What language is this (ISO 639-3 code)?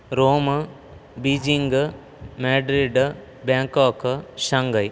san